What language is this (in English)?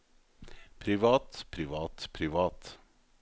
Norwegian